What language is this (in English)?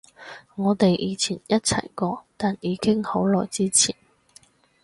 Cantonese